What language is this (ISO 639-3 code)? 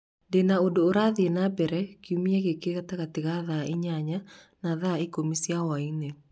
kik